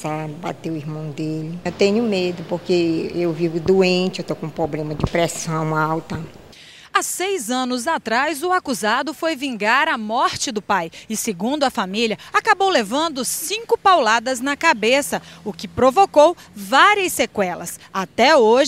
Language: Portuguese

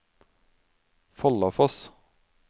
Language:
Norwegian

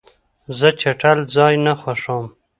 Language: Pashto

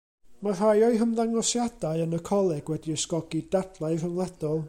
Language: Welsh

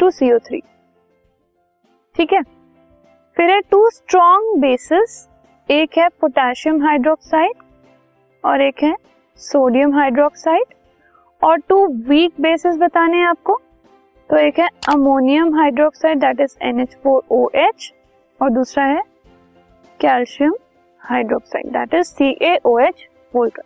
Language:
Hindi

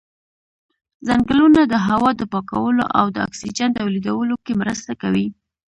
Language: Pashto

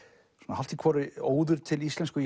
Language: Icelandic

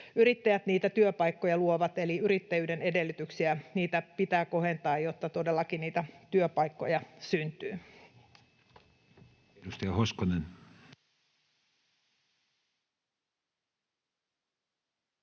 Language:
Finnish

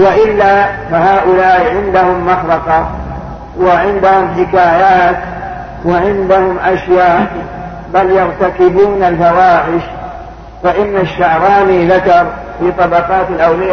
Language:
Arabic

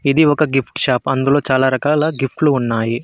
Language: Telugu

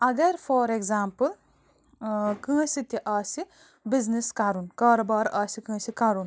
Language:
Kashmiri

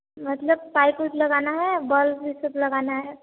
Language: Hindi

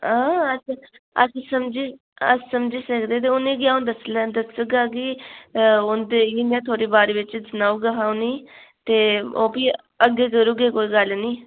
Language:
Dogri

